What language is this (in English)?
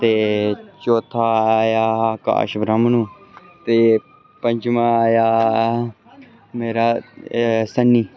Dogri